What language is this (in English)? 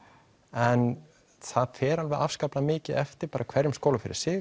Icelandic